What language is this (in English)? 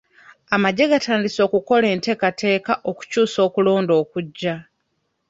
Ganda